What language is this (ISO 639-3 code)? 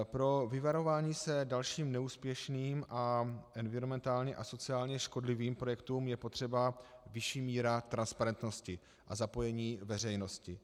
ces